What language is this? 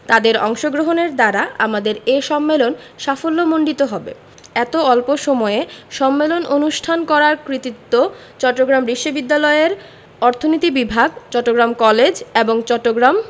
Bangla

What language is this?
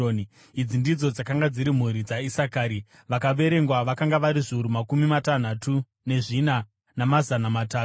Shona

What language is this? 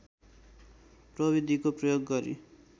Nepali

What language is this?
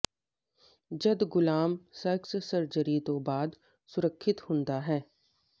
Punjabi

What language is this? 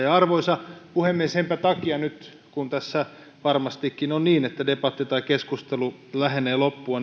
Finnish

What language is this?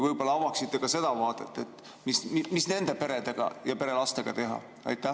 Estonian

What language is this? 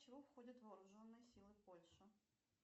Russian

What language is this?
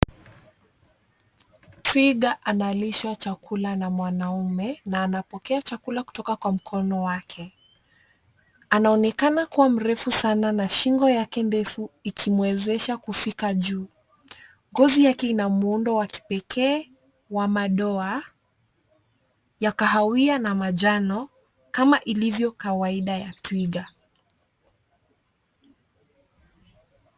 Swahili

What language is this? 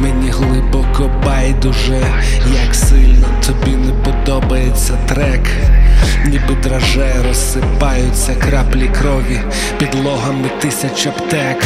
Ukrainian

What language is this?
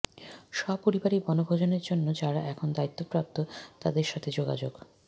Bangla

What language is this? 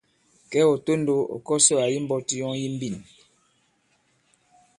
Bankon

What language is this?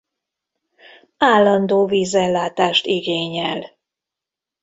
Hungarian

